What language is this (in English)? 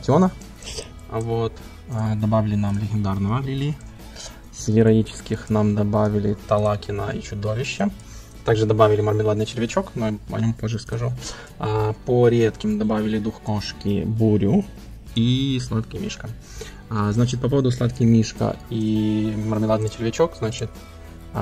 Russian